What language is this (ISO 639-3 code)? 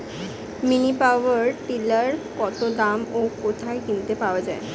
ben